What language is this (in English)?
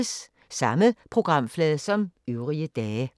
Danish